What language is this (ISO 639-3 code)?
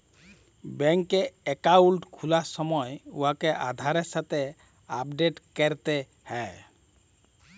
ben